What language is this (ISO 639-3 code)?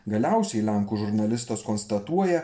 lit